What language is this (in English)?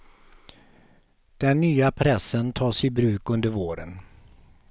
Swedish